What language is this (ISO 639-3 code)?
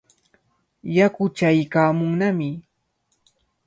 qvl